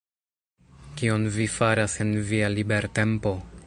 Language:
Esperanto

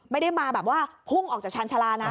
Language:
Thai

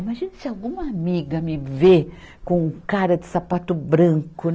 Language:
Portuguese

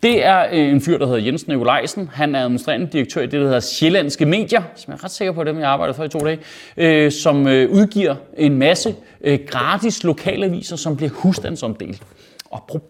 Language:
Danish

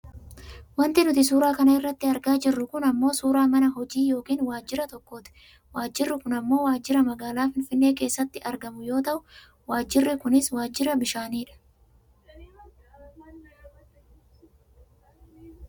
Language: Oromo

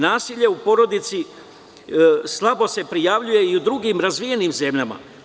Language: Serbian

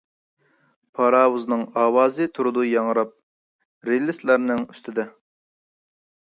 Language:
Uyghur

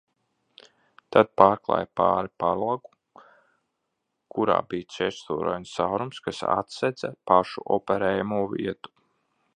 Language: Latvian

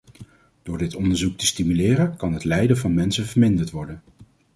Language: Dutch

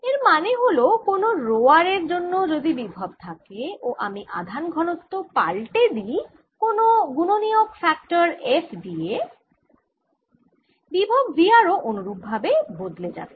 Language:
Bangla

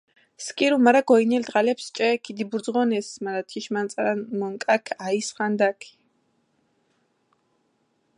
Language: Mingrelian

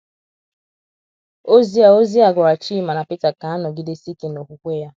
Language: Igbo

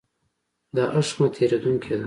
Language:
Pashto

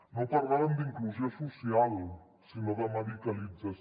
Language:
Catalan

